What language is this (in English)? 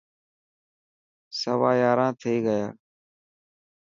Dhatki